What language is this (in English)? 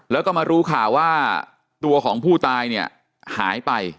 Thai